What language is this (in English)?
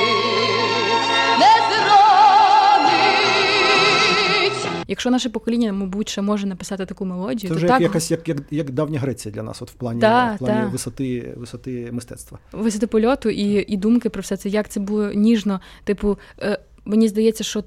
Ukrainian